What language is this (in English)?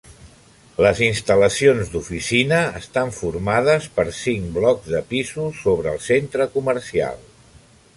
Catalan